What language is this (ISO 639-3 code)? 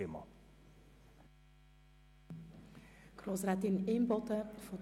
gsw